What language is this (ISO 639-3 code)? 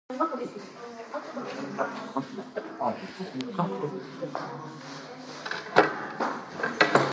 kat